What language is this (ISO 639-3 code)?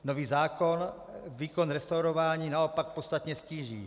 ces